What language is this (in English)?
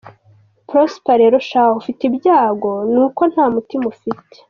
Kinyarwanda